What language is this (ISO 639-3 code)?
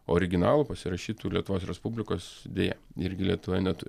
lit